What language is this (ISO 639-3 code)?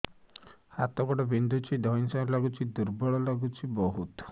ori